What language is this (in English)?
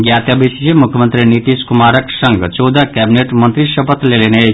Maithili